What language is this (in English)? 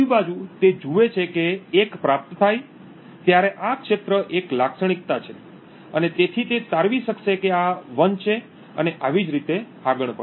Gujarati